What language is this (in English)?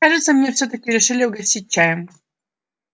Russian